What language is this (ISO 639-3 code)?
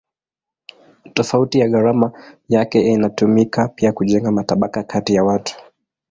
swa